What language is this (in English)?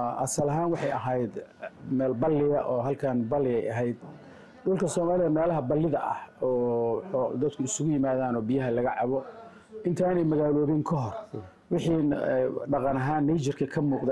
Arabic